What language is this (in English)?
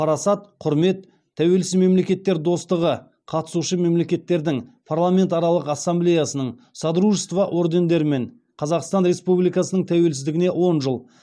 Kazakh